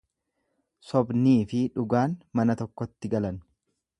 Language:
Oromo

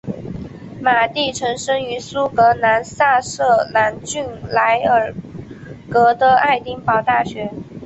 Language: Chinese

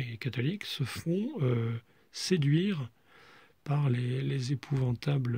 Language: French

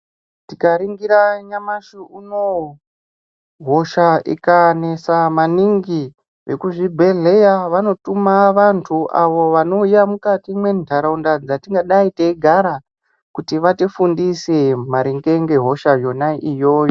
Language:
Ndau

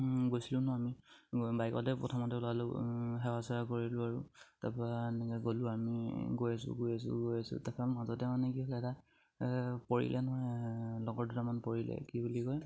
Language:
Assamese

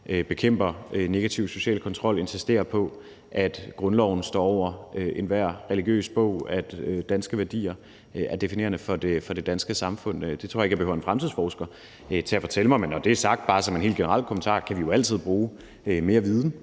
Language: Danish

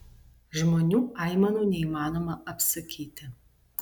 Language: Lithuanian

